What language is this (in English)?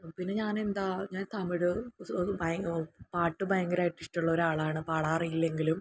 Malayalam